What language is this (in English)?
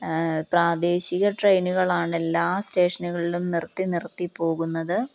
Malayalam